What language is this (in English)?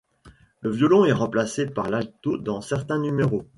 French